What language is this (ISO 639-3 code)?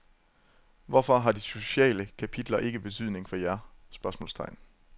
dan